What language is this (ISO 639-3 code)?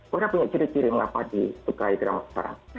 ind